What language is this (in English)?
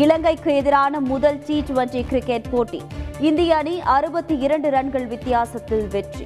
Tamil